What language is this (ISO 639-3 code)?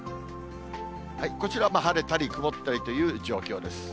jpn